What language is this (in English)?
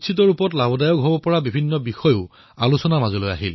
Assamese